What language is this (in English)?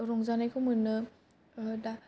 Bodo